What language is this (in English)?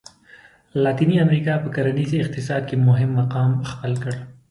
Pashto